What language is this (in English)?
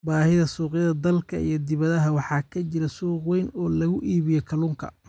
Somali